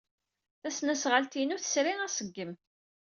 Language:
Kabyle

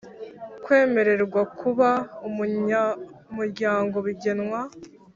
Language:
Kinyarwanda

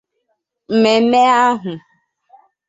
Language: Igbo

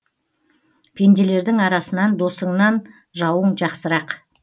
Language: Kazakh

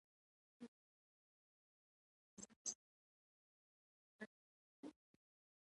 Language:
Pashto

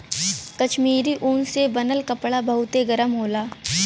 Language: Bhojpuri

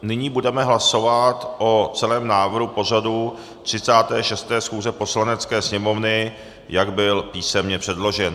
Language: Czech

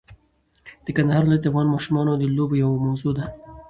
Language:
Pashto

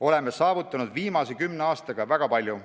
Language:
Estonian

